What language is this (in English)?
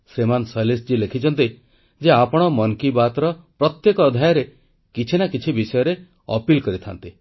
Odia